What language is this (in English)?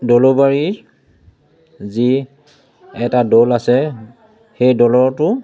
Assamese